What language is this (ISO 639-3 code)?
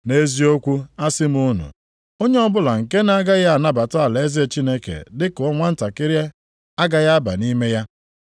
ibo